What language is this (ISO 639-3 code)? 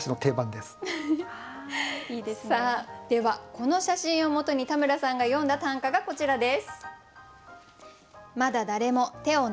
jpn